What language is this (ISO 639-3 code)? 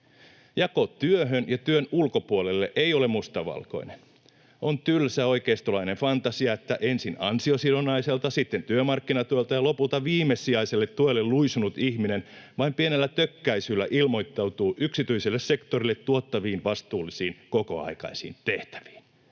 fin